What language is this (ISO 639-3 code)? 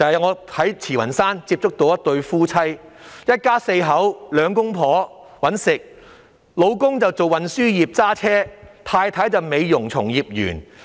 yue